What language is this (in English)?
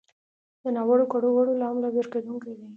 Pashto